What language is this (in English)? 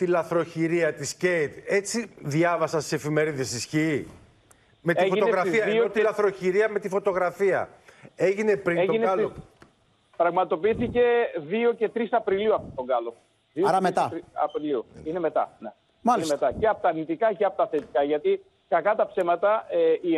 Greek